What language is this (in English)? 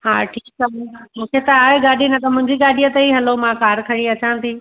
Sindhi